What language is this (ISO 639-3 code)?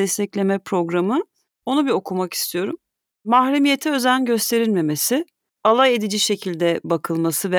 tur